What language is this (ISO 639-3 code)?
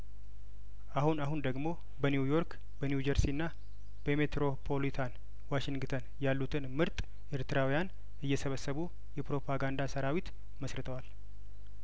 amh